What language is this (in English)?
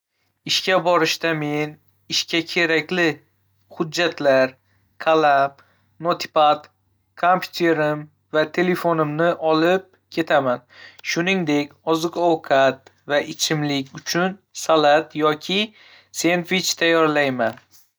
Uzbek